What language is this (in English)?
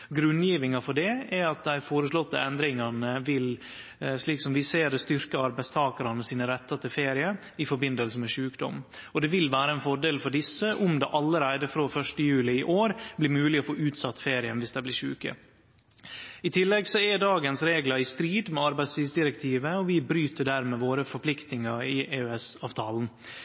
Norwegian Nynorsk